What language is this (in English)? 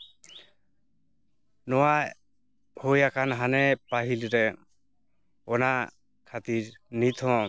Santali